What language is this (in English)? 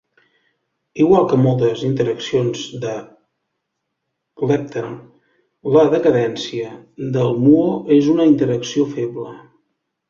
Catalan